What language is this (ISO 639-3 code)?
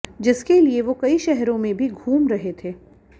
hin